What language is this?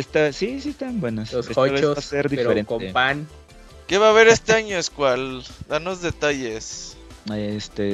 Spanish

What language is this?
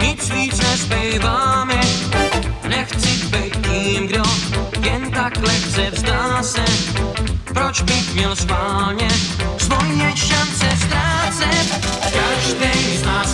Slovak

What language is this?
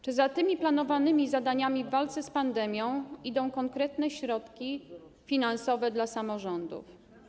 Polish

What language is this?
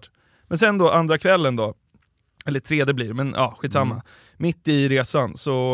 Swedish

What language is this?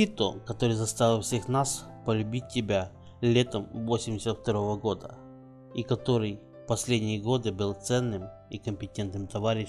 Russian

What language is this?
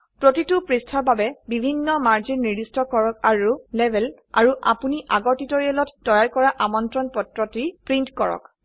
Assamese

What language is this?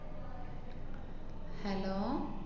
Malayalam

